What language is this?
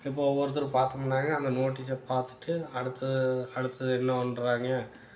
Tamil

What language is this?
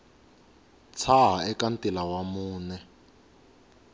Tsonga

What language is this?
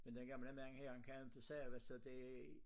Danish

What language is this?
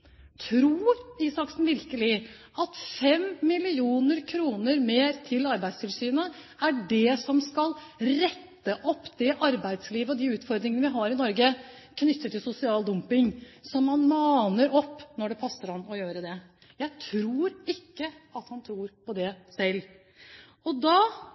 Norwegian Bokmål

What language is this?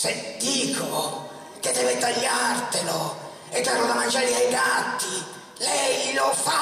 Italian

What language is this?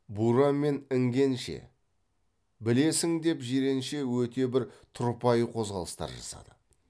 Kazakh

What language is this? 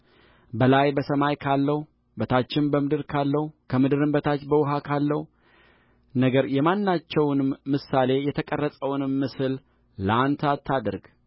Amharic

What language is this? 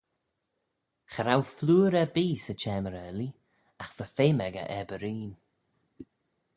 Manx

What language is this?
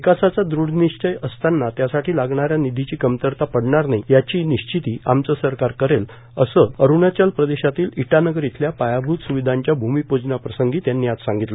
Marathi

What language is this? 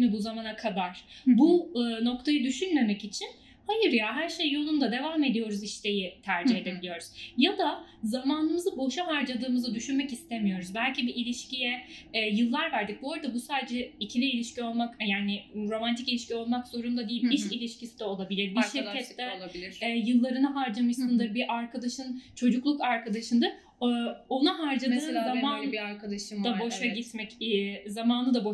Turkish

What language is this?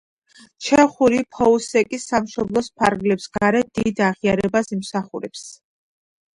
Georgian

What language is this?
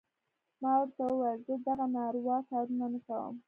Pashto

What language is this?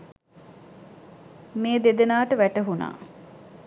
Sinhala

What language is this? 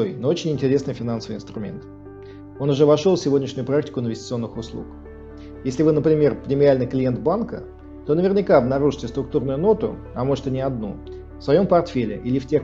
Russian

